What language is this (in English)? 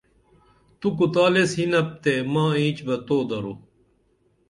Dameli